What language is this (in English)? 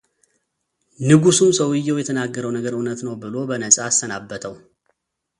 Amharic